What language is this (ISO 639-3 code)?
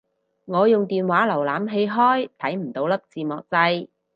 yue